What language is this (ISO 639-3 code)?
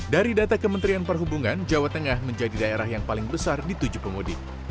ind